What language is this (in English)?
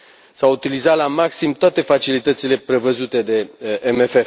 Romanian